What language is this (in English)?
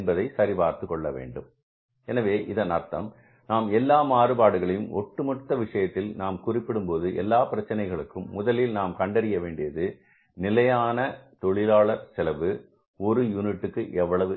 Tamil